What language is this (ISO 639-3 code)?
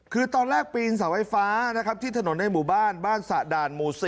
tha